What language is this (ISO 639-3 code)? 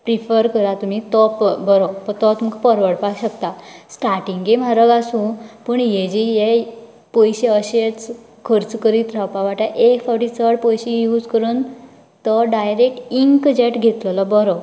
kok